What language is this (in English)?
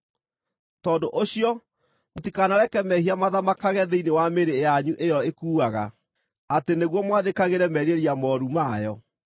Kikuyu